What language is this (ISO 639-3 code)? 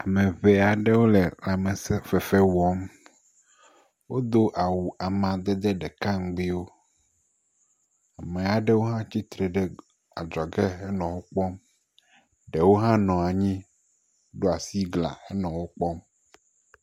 ewe